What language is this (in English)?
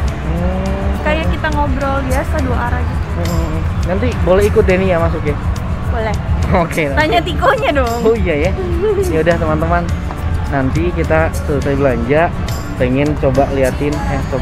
Indonesian